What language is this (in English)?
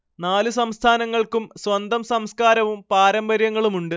Malayalam